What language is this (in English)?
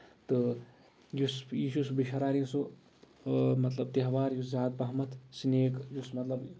Kashmiri